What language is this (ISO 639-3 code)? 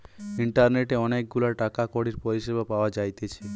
ben